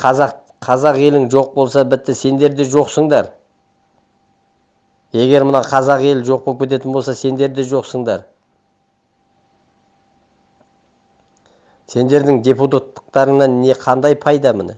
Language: Turkish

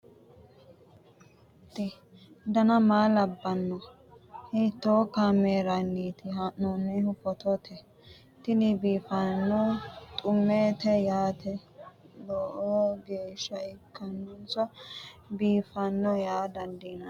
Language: Sidamo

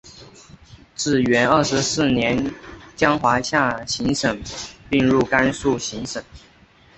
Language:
Chinese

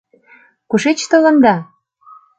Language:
Mari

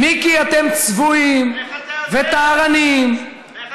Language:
Hebrew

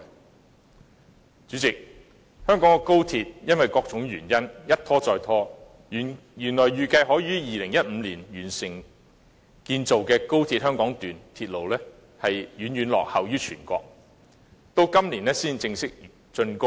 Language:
Cantonese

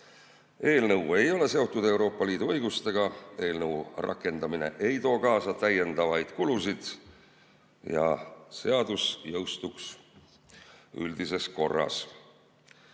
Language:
Estonian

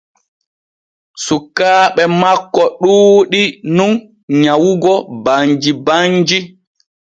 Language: Borgu Fulfulde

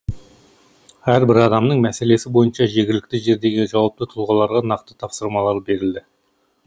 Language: Kazakh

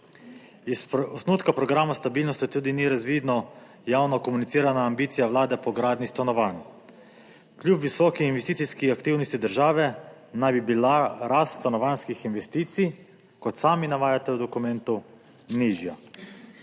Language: Slovenian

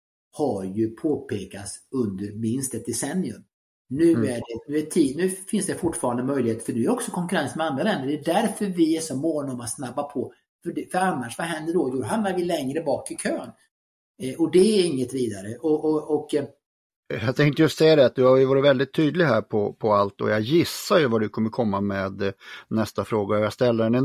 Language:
Swedish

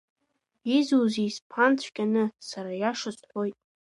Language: Abkhazian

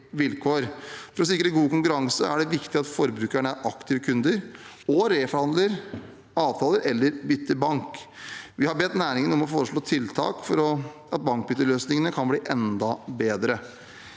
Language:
Norwegian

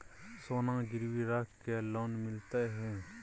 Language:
Maithili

